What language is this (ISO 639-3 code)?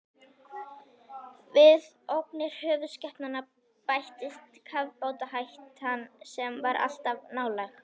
isl